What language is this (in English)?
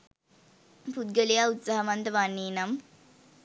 Sinhala